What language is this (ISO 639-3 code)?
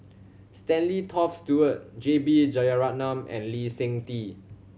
eng